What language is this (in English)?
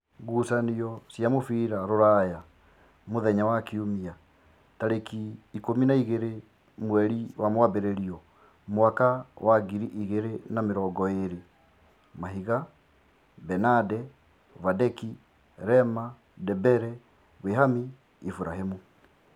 Kikuyu